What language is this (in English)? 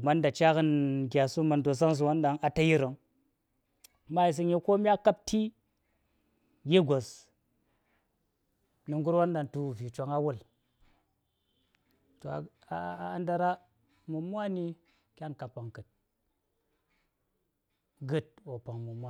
Saya